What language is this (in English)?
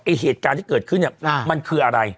Thai